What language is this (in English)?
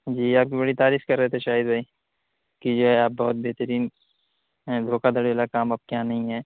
Urdu